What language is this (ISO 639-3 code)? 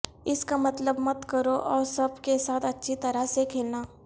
urd